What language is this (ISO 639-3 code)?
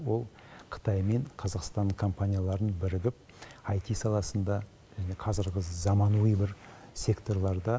kaz